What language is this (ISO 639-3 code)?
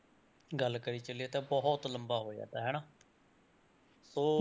pan